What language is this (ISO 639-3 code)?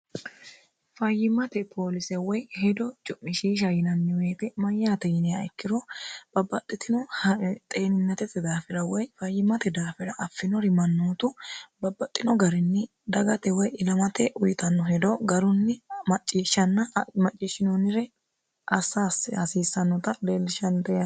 sid